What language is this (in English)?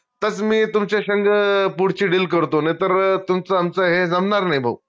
Marathi